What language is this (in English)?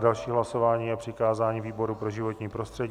Czech